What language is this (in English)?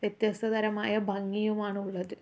Malayalam